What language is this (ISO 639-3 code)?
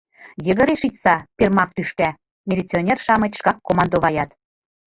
chm